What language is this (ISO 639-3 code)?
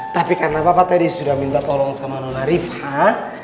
ind